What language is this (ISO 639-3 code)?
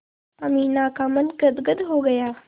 hin